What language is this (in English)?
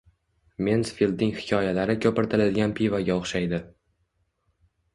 Uzbek